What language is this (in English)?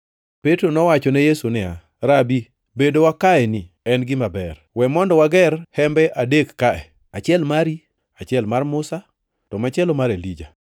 Luo (Kenya and Tanzania)